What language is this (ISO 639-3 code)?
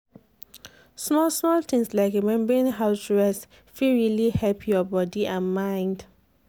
pcm